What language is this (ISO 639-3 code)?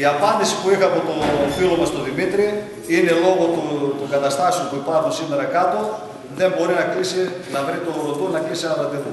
ell